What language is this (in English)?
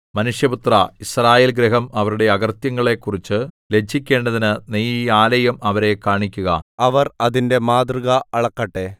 Malayalam